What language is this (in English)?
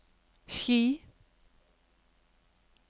Norwegian